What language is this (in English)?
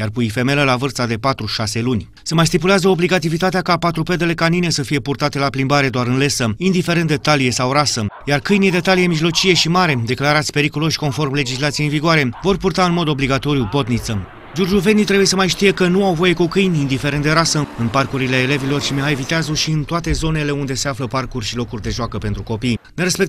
Romanian